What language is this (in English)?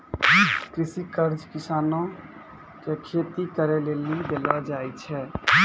Maithili